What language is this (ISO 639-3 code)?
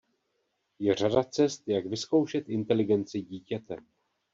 ces